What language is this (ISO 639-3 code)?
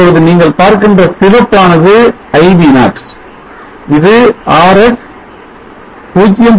tam